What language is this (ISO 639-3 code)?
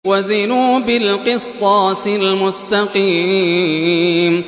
ara